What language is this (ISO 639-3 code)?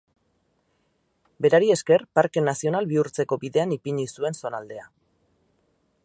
eus